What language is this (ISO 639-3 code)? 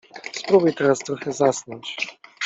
pol